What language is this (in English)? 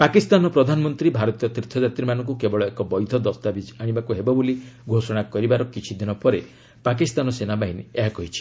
Odia